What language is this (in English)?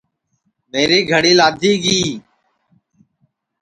Sansi